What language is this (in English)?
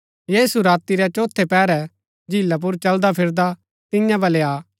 Gaddi